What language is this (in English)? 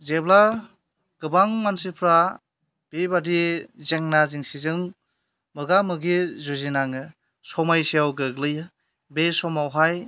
Bodo